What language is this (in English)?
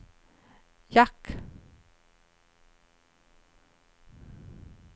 Swedish